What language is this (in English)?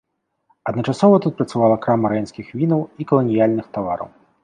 Belarusian